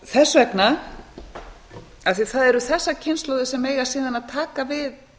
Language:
Icelandic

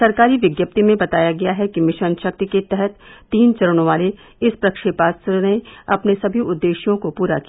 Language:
Hindi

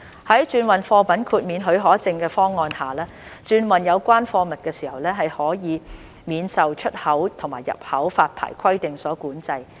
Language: Cantonese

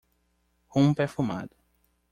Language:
Portuguese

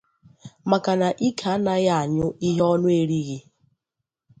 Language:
Igbo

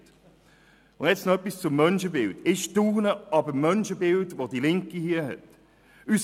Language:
Swiss German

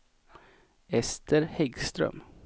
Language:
Swedish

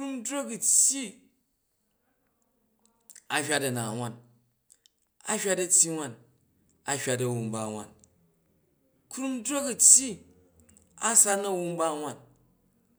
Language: Jju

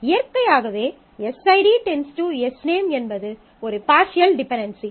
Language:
Tamil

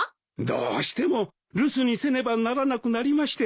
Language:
Japanese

